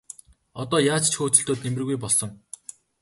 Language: Mongolian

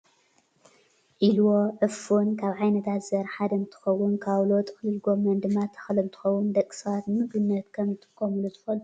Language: Tigrinya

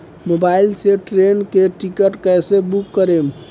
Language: Bhojpuri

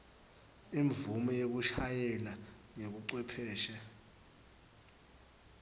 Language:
Swati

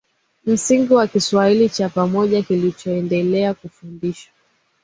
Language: Swahili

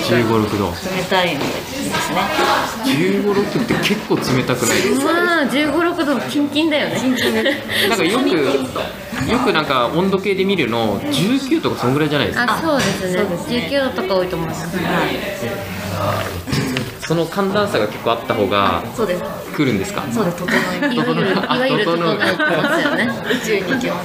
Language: Japanese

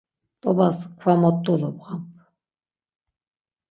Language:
Laz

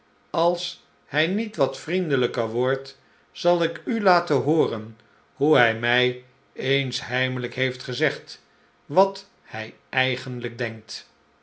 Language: Dutch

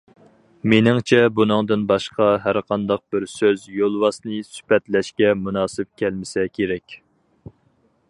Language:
Uyghur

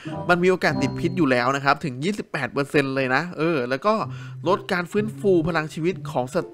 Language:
Thai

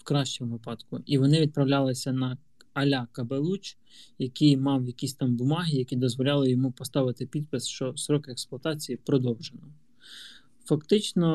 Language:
Ukrainian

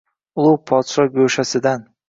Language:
Uzbek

